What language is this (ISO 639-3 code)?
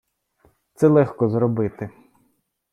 ukr